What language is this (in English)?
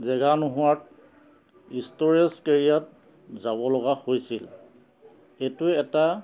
Assamese